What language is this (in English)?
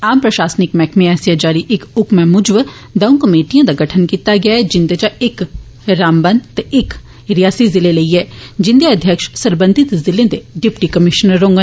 Dogri